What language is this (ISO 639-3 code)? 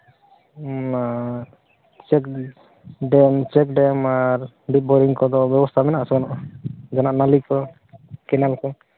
sat